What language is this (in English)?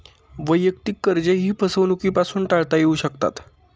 Marathi